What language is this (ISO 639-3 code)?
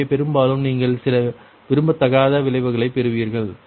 tam